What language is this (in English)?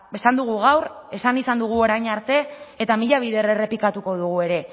Basque